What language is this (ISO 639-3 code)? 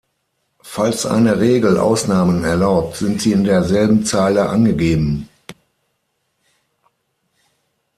deu